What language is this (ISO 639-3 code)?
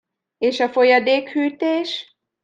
hun